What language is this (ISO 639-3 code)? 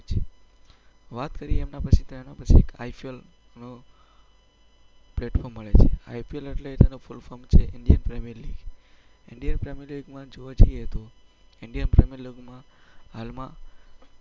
guj